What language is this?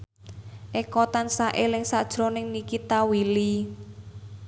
Javanese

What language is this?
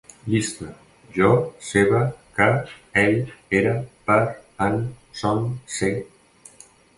Catalan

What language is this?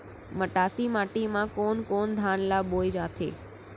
Chhattisgarhi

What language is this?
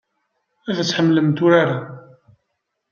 Kabyle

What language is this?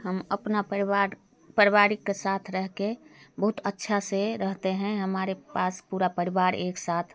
Hindi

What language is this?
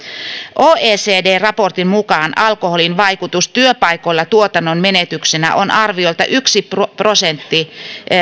Finnish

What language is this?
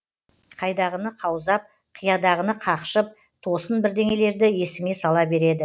Kazakh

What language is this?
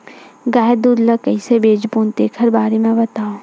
Chhattisgarhi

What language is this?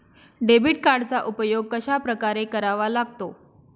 Marathi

